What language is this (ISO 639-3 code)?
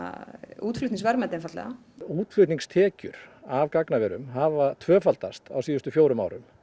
isl